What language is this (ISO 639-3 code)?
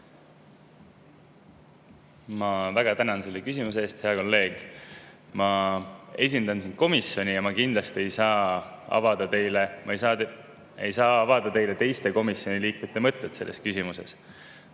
est